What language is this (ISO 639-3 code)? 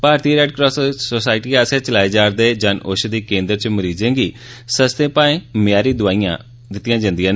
doi